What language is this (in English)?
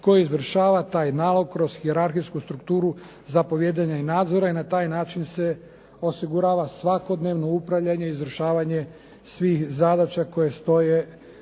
Croatian